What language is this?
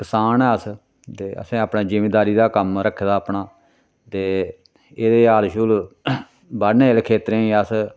Dogri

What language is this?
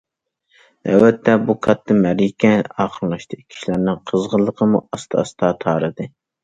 Uyghur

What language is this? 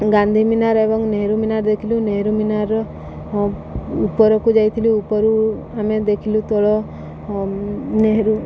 Odia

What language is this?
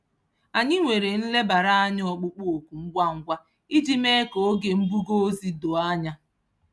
Igbo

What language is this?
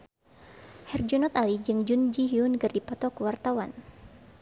Sundanese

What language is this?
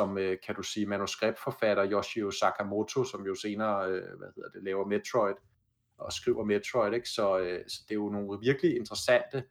Danish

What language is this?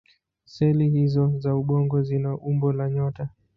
Swahili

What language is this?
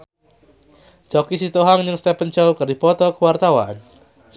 Sundanese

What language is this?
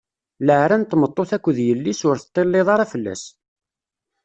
Kabyle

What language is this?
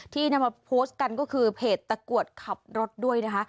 Thai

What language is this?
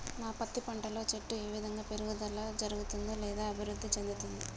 Telugu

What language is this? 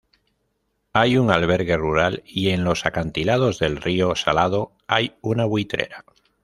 Spanish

